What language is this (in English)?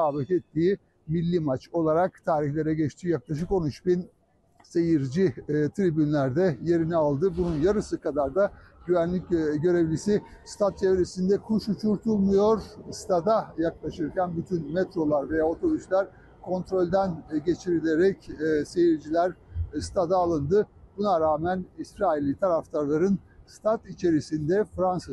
Turkish